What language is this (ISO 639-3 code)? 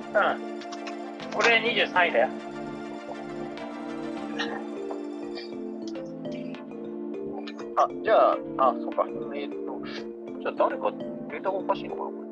jpn